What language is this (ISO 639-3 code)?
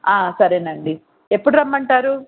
tel